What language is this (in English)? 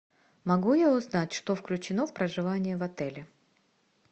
Russian